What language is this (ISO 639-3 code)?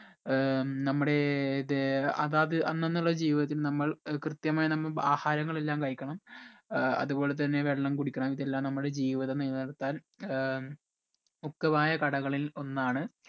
mal